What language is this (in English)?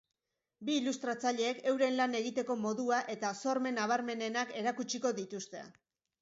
Basque